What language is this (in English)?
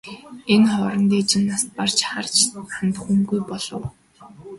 Mongolian